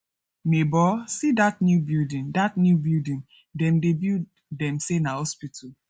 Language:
Nigerian Pidgin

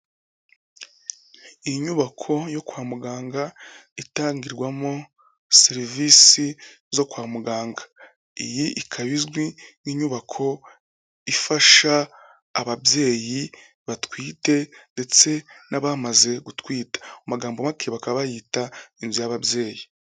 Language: Kinyarwanda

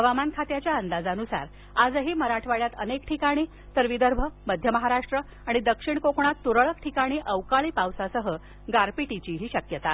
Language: Marathi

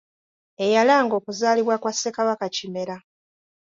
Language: Ganda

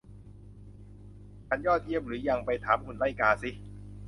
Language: Thai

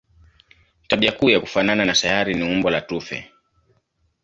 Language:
Swahili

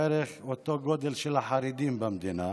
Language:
Hebrew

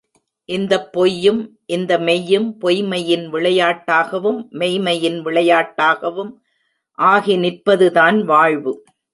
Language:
Tamil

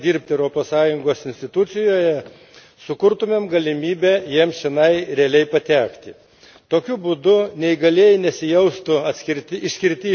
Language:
Lithuanian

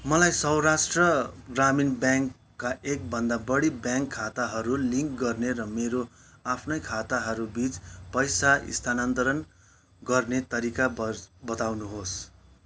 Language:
Nepali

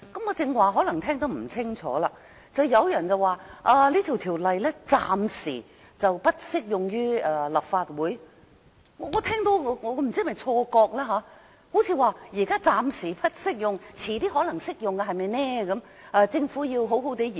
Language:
Cantonese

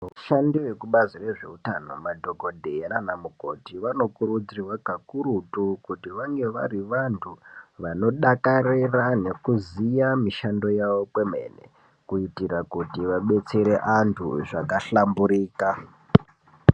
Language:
Ndau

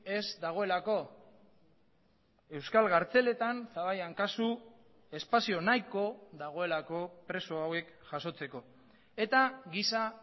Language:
Basque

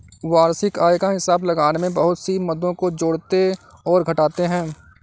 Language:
Hindi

